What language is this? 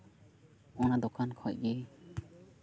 Santali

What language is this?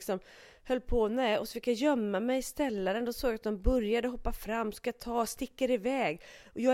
Swedish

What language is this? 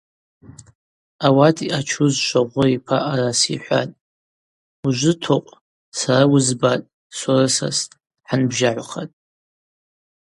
Abaza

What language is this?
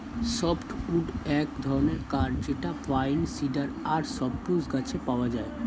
Bangla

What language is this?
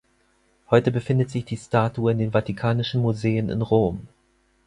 German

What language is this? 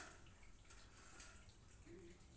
Maithili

